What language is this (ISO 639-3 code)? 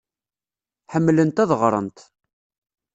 kab